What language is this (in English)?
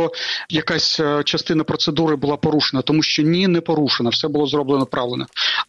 Ukrainian